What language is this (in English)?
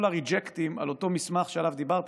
Hebrew